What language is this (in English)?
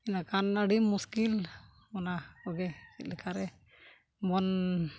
Santali